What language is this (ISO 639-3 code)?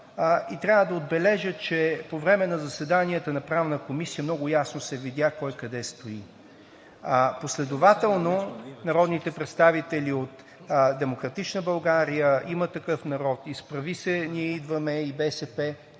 bul